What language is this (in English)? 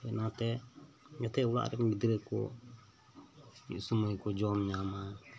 Santali